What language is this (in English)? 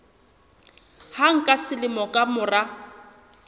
Southern Sotho